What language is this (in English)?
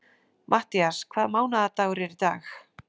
Icelandic